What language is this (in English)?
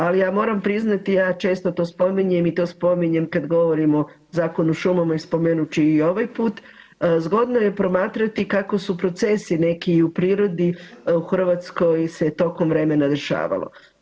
Croatian